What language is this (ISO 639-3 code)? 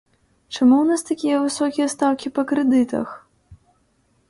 bel